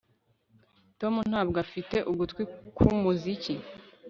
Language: Kinyarwanda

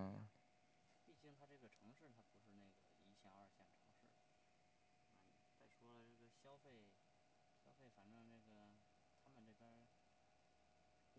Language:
Chinese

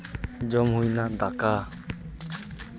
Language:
Santali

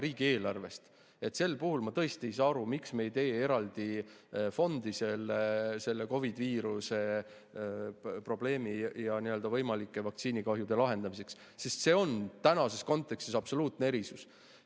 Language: Estonian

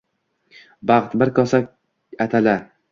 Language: Uzbek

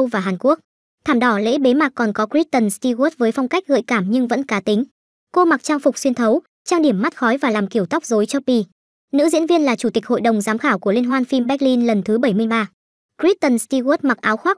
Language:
Vietnamese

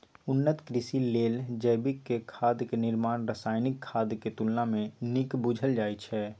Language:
Maithili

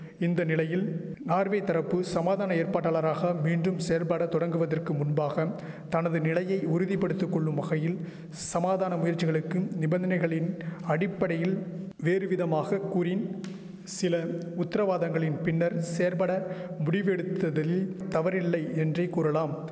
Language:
Tamil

